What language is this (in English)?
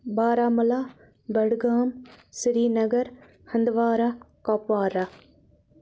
Kashmiri